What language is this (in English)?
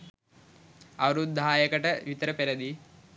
Sinhala